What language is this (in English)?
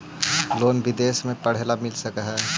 Magahi